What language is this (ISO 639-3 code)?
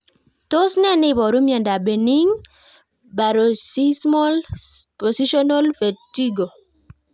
kln